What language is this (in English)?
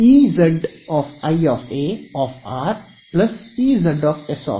Kannada